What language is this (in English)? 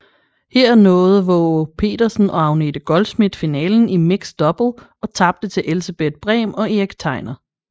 Danish